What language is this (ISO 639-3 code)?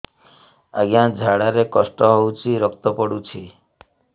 ori